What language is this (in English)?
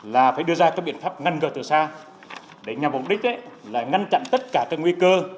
Vietnamese